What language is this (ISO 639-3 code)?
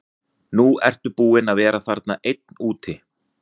isl